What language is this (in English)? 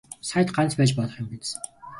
Mongolian